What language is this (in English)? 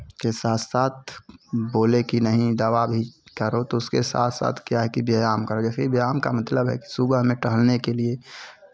Hindi